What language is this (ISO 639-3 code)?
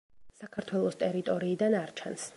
kat